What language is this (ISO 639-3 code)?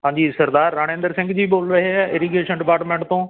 pan